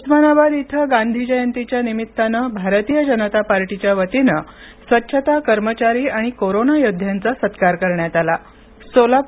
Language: Marathi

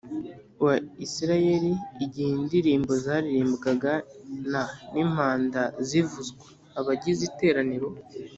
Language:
Kinyarwanda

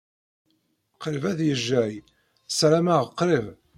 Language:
Kabyle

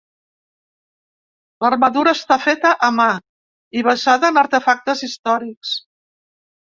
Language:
Catalan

